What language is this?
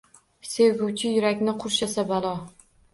Uzbek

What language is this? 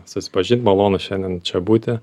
Lithuanian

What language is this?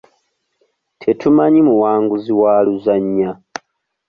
Ganda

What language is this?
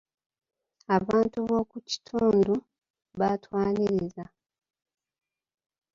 Ganda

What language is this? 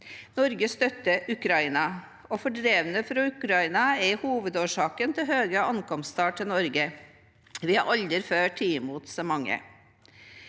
Norwegian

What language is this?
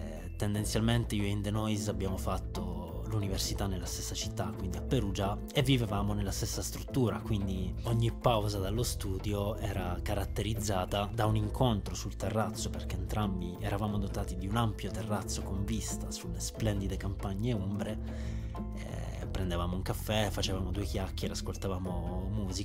Italian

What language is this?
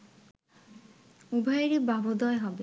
Bangla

